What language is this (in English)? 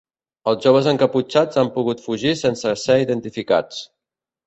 Catalan